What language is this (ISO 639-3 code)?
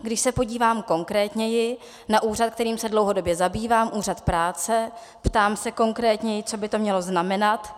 ces